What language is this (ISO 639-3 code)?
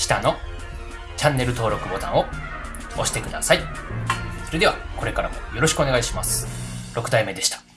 jpn